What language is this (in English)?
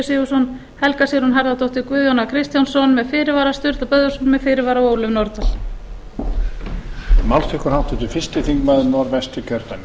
Icelandic